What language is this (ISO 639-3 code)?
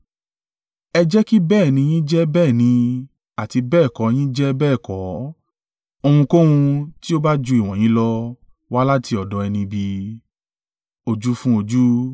yor